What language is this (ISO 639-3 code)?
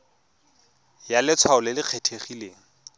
tsn